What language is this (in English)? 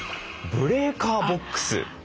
Japanese